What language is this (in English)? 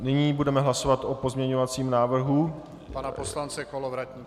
Czech